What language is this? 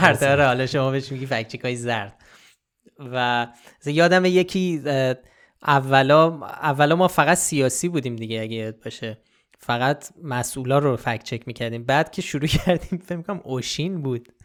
Persian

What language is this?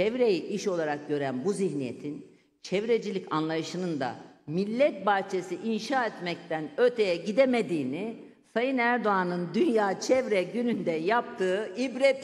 Turkish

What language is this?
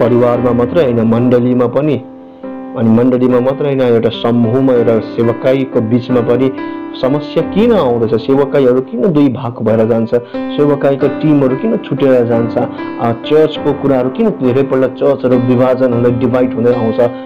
Romanian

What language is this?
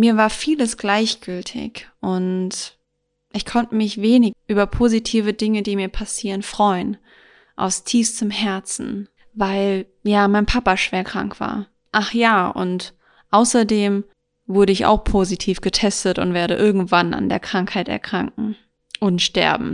German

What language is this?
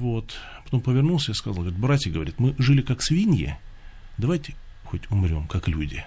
Russian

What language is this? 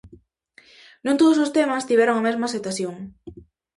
Galician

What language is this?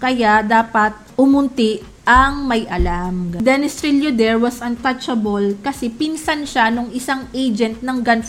Filipino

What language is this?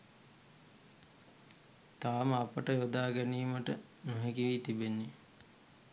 Sinhala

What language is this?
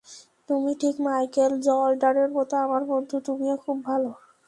Bangla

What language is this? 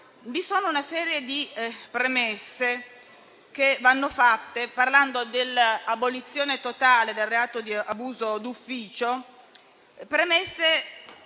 Italian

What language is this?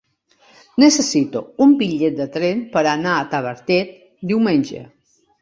Catalan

